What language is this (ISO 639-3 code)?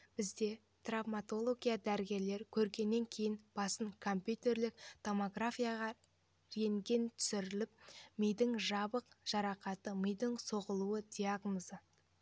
kaz